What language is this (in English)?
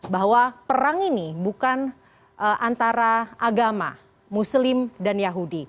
Indonesian